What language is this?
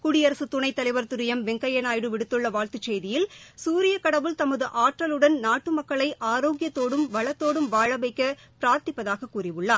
Tamil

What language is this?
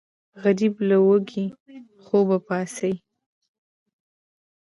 Pashto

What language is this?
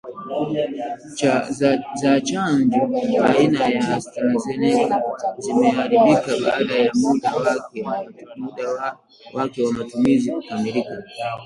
Swahili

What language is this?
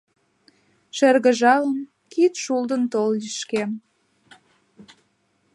Mari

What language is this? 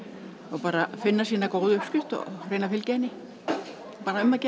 Icelandic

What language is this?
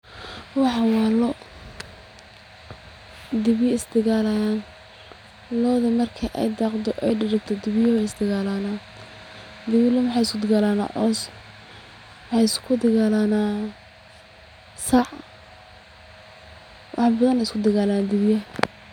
Somali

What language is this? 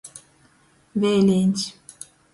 Latgalian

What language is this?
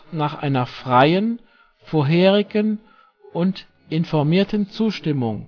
German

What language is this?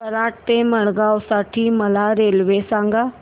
Marathi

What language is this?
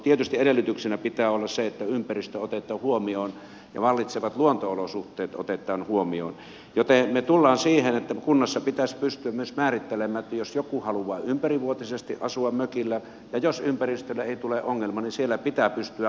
Finnish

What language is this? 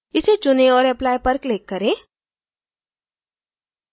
Hindi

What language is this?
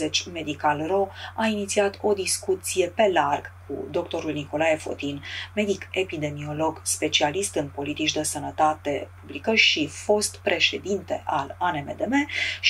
Romanian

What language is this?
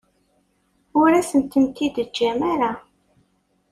Kabyle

